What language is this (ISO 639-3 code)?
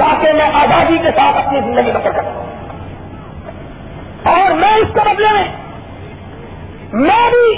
urd